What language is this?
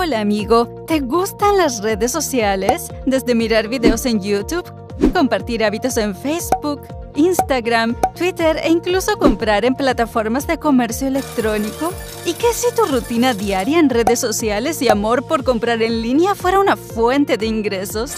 Spanish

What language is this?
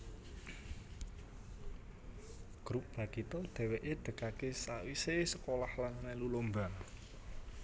Javanese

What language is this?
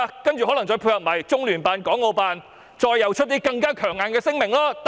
Cantonese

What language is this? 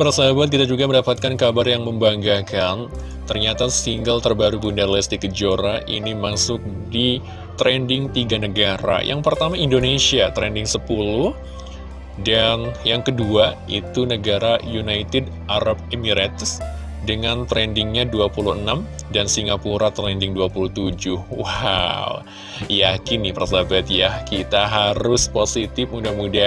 Indonesian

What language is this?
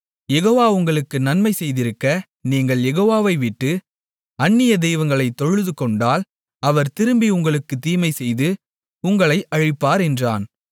Tamil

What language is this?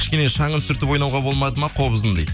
Kazakh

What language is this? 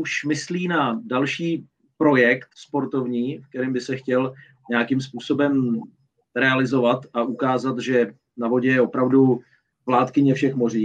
Czech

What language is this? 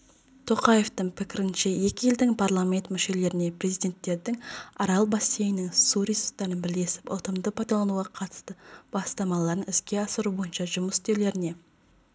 Kazakh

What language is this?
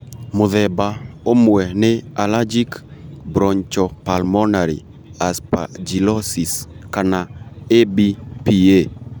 Kikuyu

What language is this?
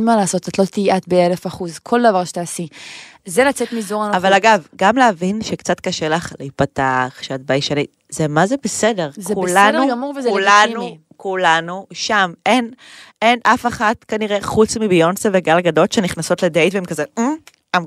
Hebrew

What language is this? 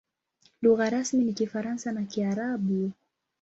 Swahili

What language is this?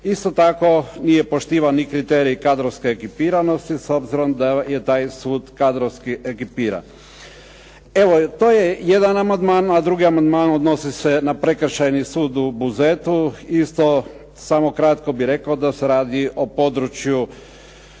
Croatian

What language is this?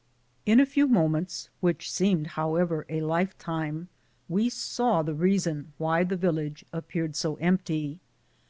English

